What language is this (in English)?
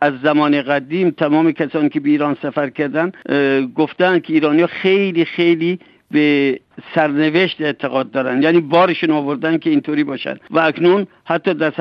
Persian